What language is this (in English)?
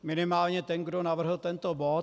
Czech